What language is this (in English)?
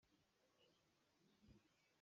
Hakha Chin